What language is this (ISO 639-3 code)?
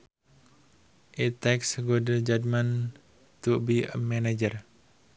sun